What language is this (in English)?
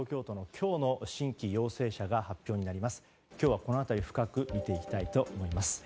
Japanese